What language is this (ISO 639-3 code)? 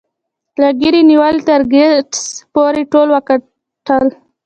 pus